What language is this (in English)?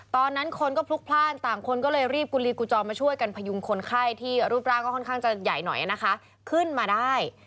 Thai